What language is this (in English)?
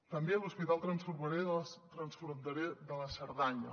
Catalan